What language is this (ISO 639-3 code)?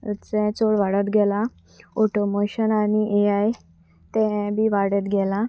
kok